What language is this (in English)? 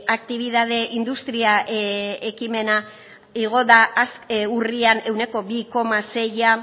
Basque